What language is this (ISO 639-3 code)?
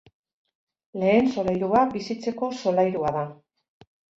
eus